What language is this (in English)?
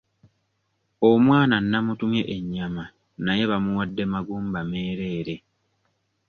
Ganda